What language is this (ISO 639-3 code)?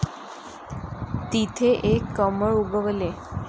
mar